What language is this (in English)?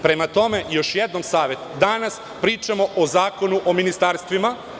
Serbian